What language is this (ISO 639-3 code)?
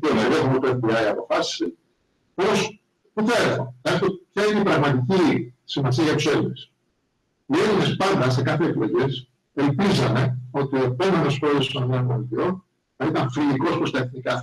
ell